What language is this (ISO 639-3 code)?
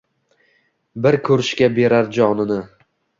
uzb